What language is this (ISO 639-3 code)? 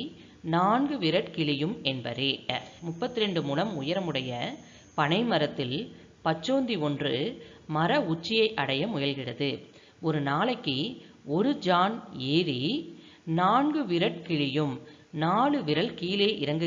tam